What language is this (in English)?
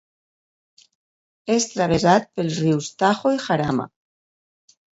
Catalan